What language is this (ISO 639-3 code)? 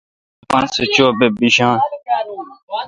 xka